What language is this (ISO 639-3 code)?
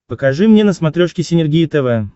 rus